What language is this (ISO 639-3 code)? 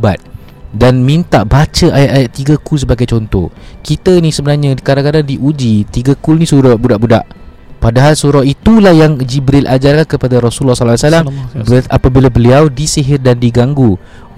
msa